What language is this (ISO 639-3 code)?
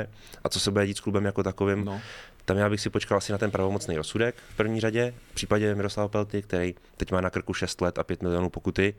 ces